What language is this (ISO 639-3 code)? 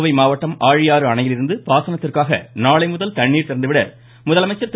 tam